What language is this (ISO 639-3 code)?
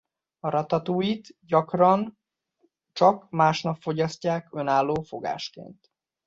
hun